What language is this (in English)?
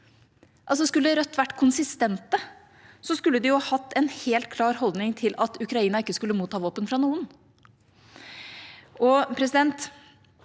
Norwegian